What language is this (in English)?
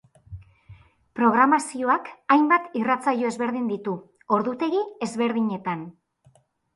Basque